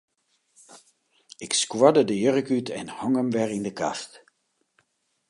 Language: Western Frisian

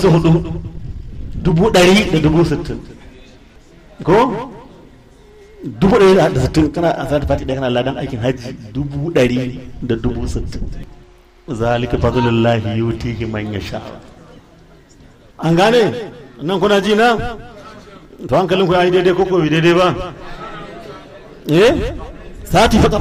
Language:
Arabic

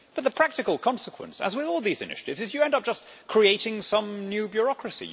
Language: English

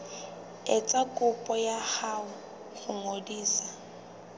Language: Southern Sotho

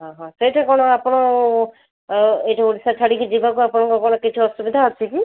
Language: Odia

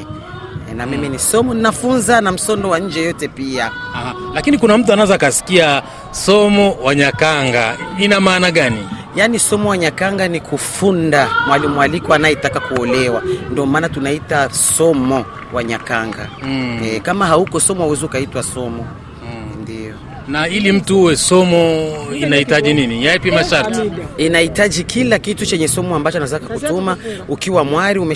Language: Swahili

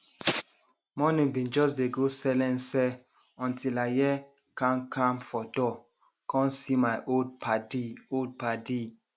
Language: Nigerian Pidgin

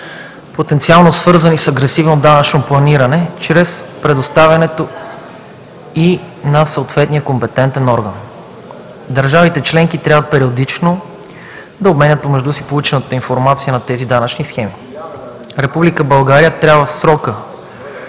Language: Bulgarian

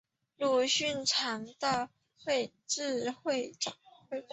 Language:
Chinese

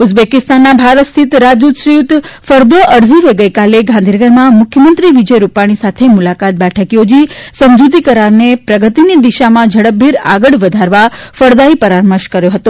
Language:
Gujarati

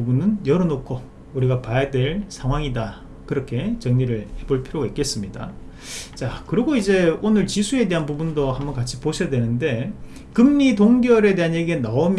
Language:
Korean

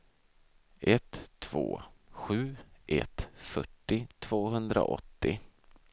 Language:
Swedish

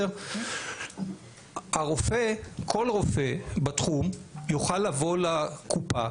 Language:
Hebrew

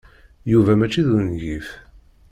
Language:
Kabyle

